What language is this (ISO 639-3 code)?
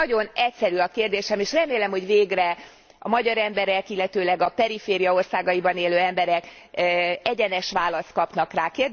hun